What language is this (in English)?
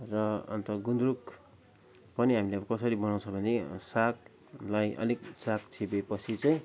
Nepali